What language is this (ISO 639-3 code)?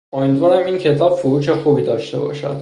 fas